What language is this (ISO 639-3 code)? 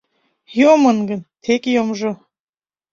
chm